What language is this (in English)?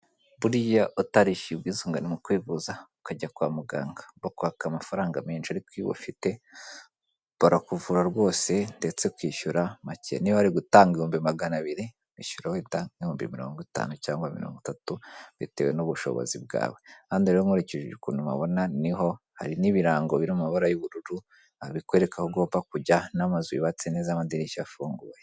Kinyarwanda